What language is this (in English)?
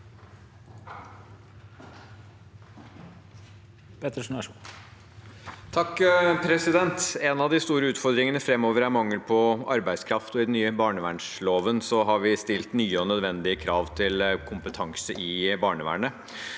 Norwegian